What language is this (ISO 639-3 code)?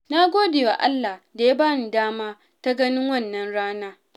hau